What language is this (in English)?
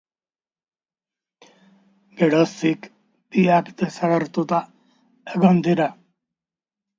Basque